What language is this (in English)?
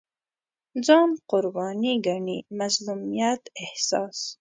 Pashto